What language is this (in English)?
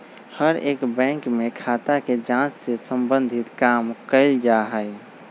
Magahi